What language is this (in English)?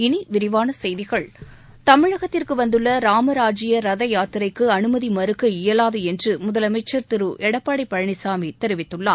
Tamil